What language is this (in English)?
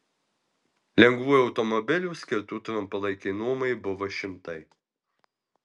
Lithuanian